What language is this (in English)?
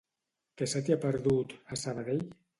Catalan